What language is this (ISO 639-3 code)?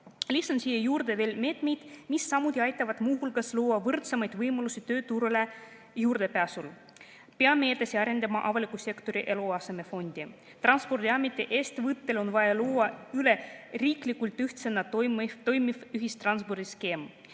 est